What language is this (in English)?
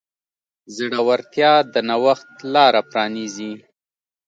Pashto